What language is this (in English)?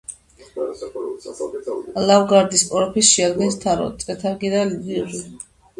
Georgian